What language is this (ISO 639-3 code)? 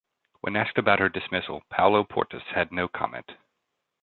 eng